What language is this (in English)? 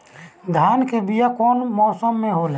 Bhojpuri